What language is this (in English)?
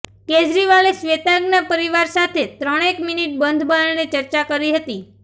Gujarati